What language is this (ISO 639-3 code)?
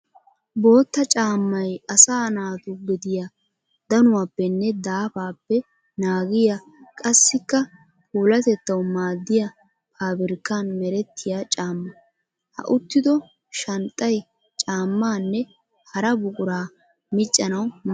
wal